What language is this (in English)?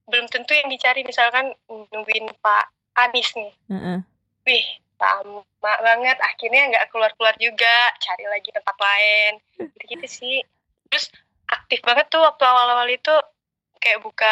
Indonesian